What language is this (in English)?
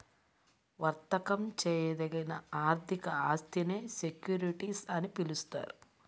Telugu